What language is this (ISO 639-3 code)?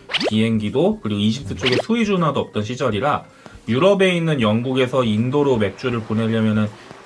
kor